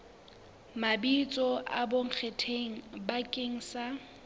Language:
Southern Sotho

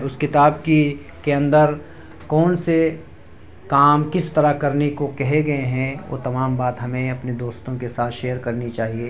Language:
Urdu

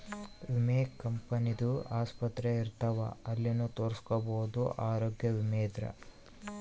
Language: Kannada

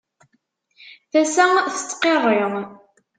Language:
Kabyle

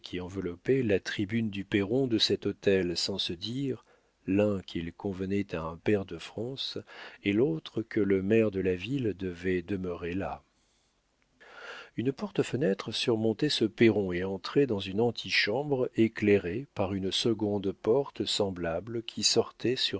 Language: French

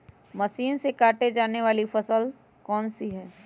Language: Magahi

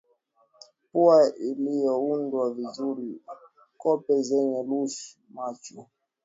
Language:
Swahili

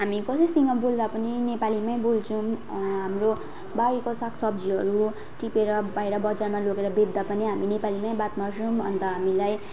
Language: Nepali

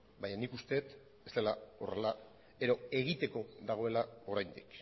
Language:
Basque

